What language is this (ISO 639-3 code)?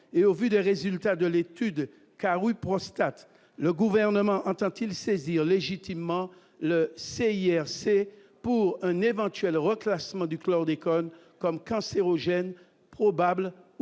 fra